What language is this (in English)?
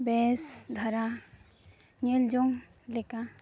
Santali